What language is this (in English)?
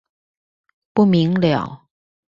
Chinese